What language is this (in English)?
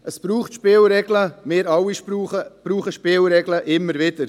Swiss German